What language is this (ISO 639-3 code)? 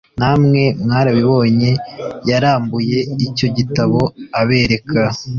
kin